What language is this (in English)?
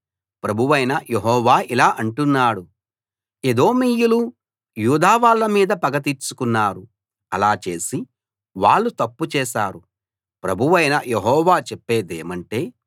Telugu